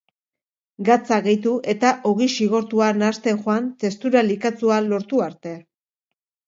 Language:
Basque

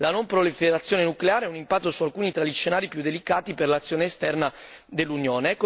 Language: Italian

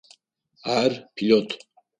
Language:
Adyghe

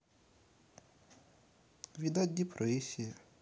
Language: Russian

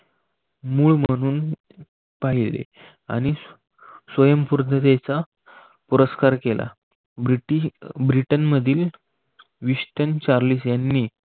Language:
Marathi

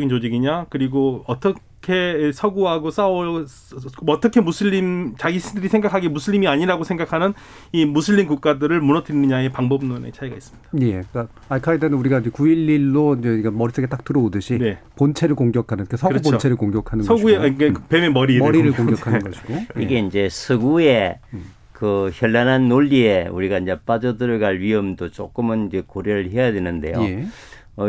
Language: Korean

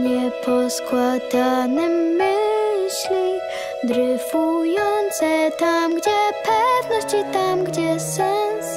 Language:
Polish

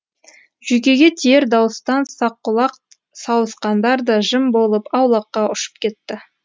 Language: Kazakh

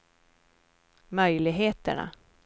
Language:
Swedish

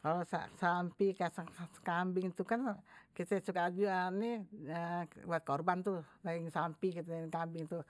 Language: Betawi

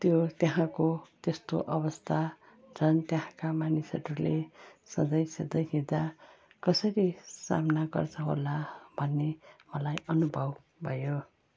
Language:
Nepali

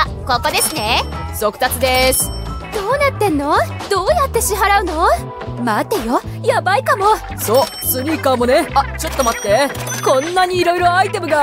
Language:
Japanese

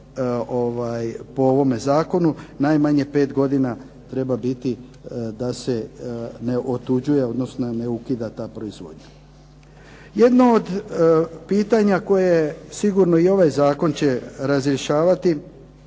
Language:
Croatian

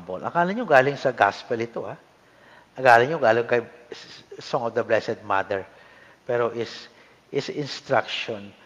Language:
Filipino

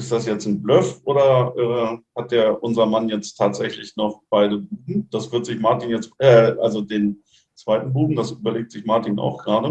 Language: German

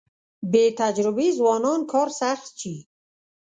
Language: Pashto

